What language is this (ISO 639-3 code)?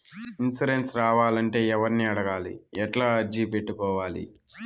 tel